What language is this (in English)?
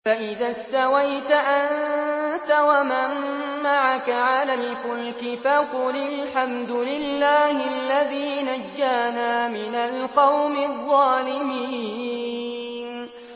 Arabic